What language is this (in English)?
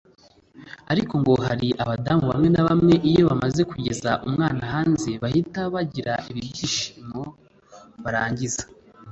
Kinyarwanda